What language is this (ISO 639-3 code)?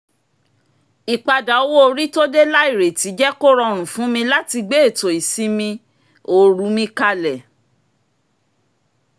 yor